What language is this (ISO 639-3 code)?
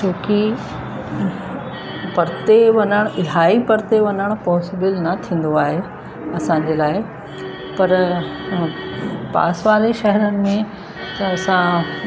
snd